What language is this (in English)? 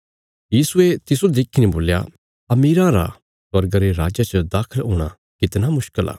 Bilaspuri